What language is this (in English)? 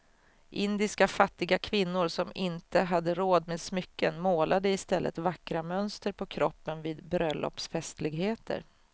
Swedish